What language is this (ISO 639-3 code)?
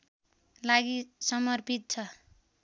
nep